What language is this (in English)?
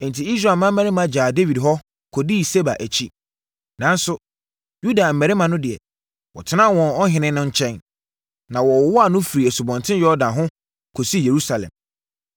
Akan